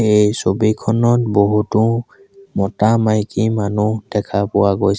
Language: Assamese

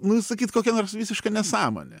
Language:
Lithuanian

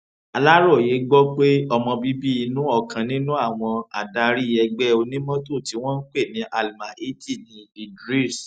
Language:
Yoruba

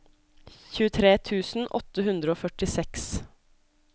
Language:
Norwegian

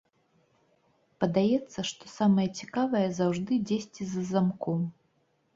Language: Belarusian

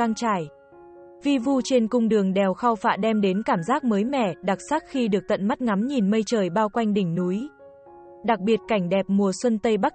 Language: Vietnamese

